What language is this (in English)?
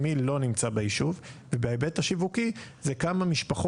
Hebrew